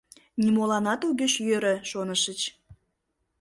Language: Mari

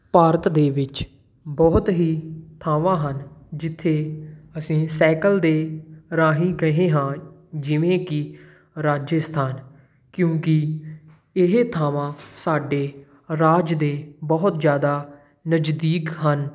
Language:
Punjabi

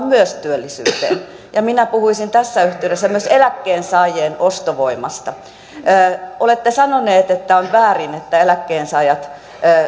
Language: Finnish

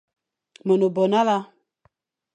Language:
Fang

